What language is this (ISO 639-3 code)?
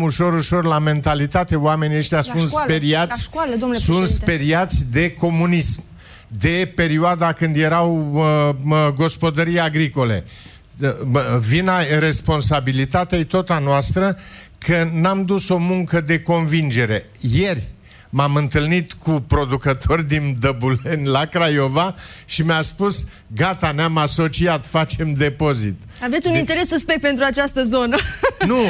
ron